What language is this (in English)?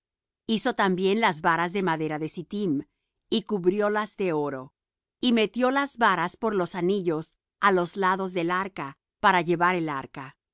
Spanish